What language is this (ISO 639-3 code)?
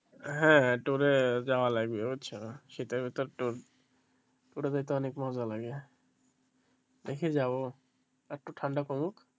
ben